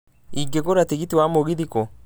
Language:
Kikuyu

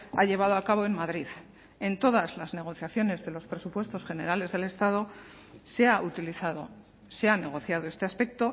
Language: Spanish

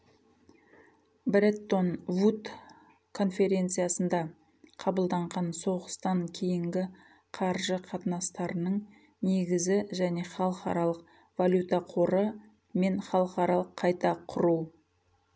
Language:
Kazakh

